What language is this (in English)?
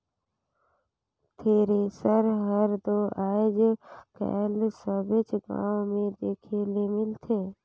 Chhattisgarhi